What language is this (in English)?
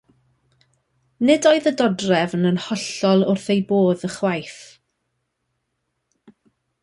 Welsh